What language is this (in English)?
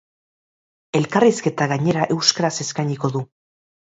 Basque